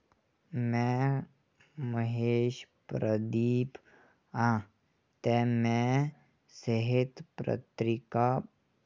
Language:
Dogri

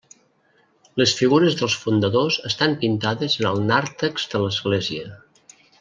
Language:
Catalan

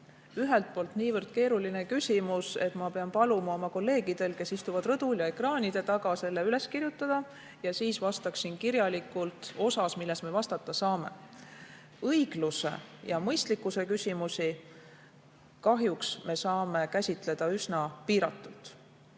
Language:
Estonian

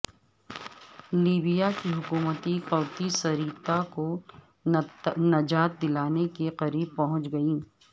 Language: Urdu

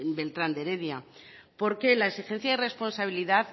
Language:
Spanish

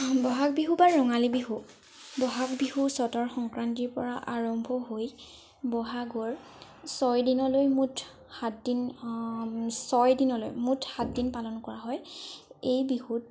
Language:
Assamese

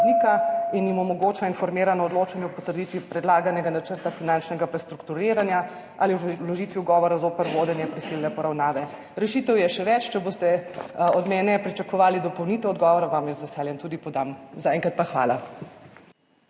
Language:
Slovenian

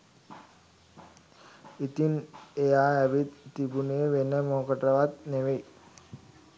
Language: Sinhala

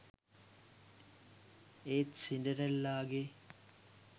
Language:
Sinhala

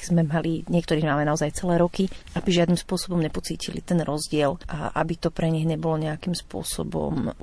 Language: Slovak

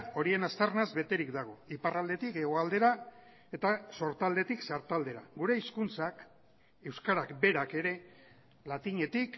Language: Basque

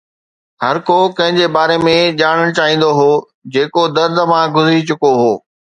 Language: Sindhi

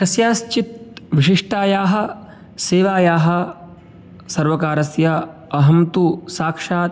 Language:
Sanskrit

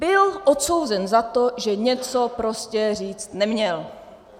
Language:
Czech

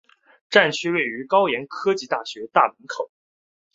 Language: Chinese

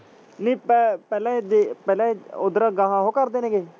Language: Punjabi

